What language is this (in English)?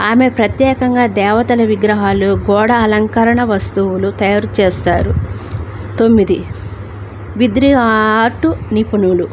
Telugu